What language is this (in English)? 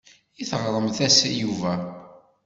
Kabyle